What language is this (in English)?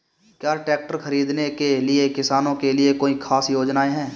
Hindi